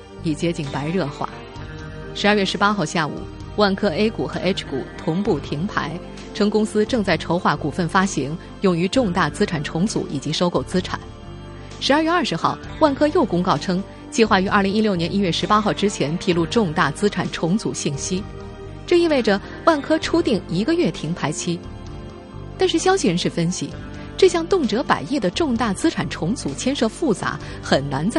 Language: Chinese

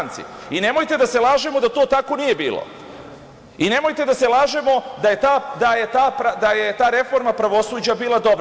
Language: Serbian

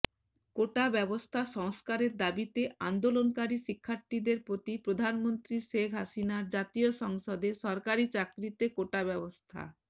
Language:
Bangla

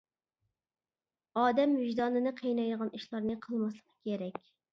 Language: Uyghur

